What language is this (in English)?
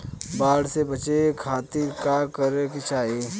Bhojpuri